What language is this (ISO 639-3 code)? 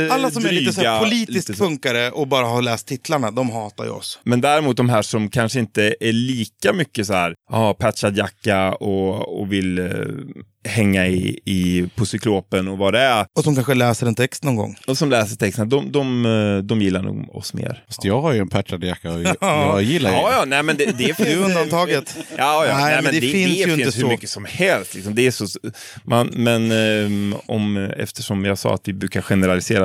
swe